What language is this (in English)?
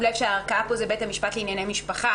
Hebrew